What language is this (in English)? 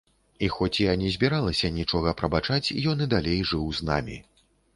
Belarusian